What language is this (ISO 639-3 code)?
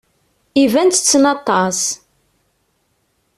kab